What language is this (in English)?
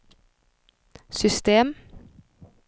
Swedish